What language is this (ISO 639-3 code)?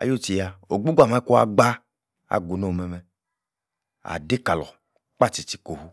ekr